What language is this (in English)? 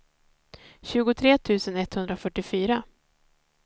Swedish